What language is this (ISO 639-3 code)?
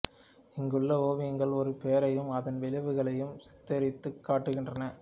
tam